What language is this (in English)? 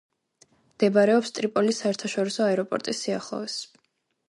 Georgian